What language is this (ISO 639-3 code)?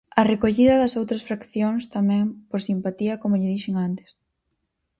glg